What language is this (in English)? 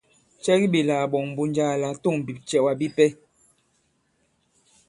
Bankon